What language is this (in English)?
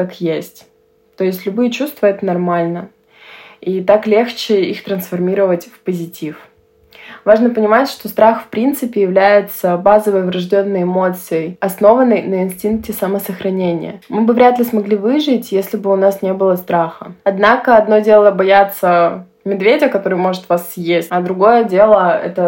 Russian